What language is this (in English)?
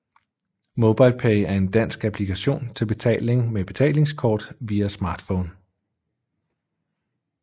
Danish